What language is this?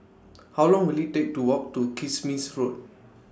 English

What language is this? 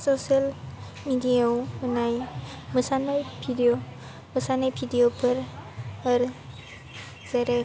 Bodo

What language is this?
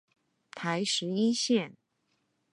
Chinese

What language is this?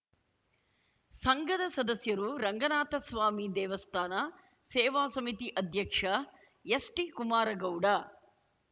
Kannada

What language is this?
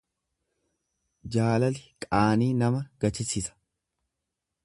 Oromo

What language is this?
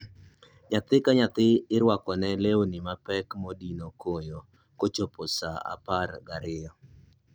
Luo (Kenya and Tanzania)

